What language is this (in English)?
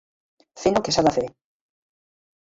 Catalan